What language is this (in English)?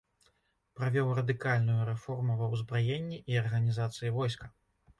Belarusian